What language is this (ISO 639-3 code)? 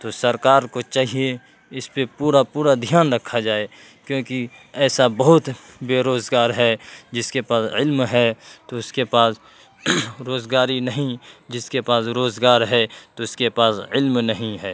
urd